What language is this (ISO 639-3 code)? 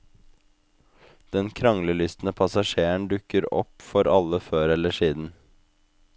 nor